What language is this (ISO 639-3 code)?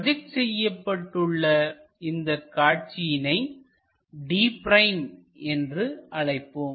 tam